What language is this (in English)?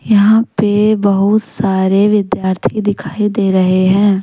Hindi